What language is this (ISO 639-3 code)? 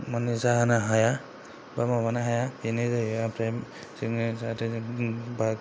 brx